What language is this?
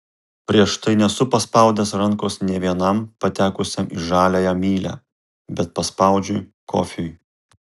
Lithuanian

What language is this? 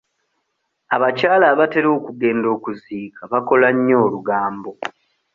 Ganda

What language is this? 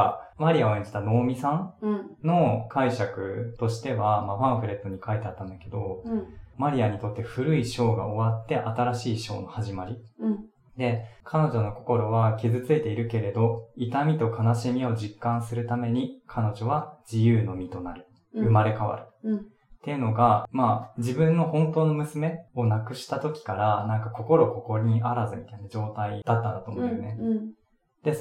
Japanese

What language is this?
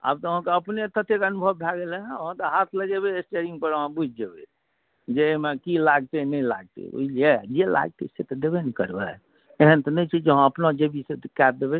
Maithili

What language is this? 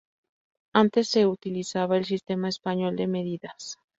Spanish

